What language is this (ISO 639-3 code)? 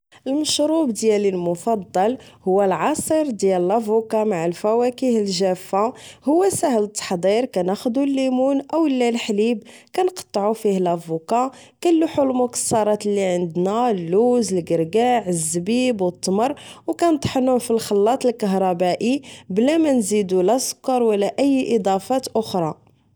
ary